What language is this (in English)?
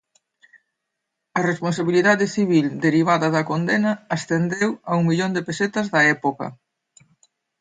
Galician